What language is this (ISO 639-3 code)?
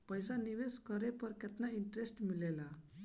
bho